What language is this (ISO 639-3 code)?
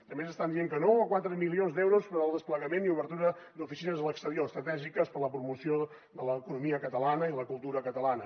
cat